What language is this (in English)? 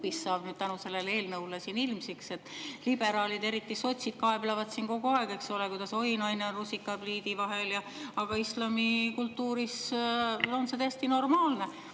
Estonian